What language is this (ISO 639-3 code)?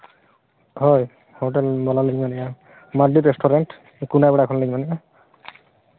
sat